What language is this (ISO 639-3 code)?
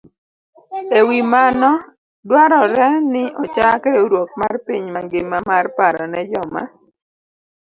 luo